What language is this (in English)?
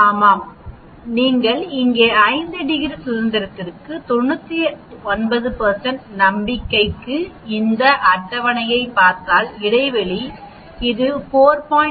Tamil